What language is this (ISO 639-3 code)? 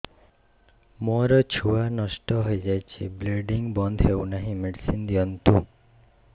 ori